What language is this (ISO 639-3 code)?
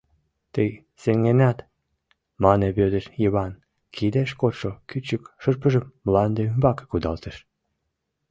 chm